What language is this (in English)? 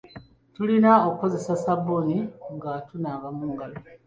Ganda